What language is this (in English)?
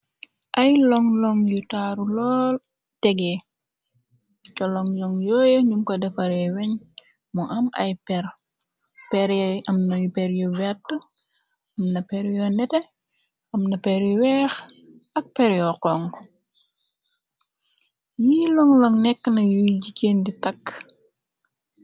Wolof